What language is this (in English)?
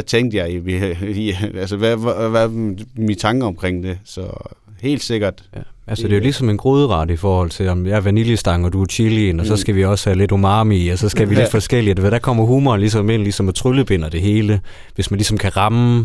Danish